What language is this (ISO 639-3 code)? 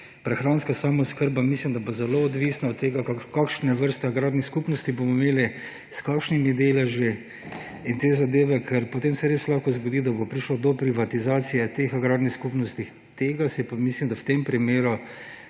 slv